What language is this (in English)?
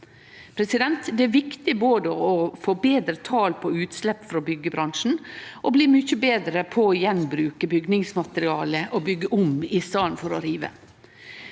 Norwegian